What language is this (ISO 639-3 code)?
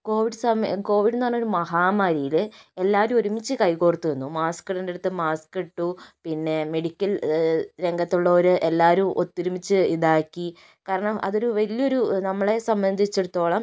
mal